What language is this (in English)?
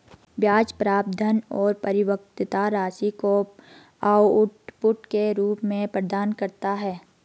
Hindi